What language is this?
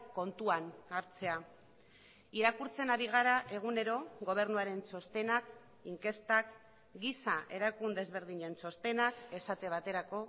Basque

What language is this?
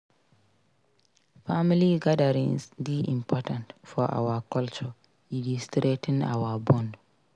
Nigerian Pidgin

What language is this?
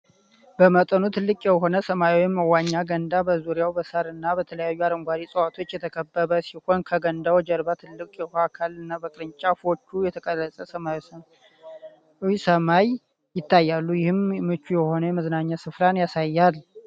Amharic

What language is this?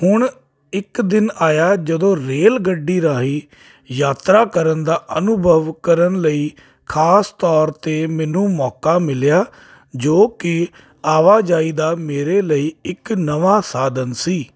Punjabi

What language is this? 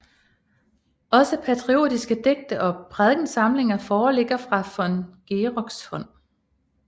Danish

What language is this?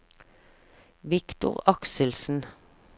Norwegian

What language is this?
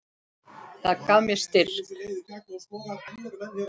Icelandic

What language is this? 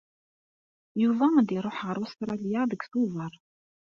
Kabyle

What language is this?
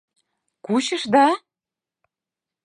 Mari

